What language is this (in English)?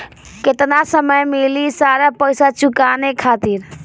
Bhojpuri